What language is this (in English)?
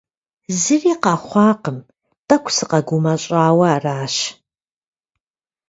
Kabardian